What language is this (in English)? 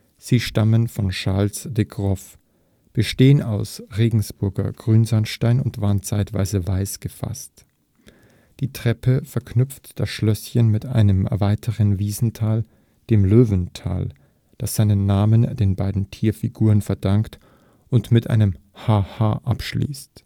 German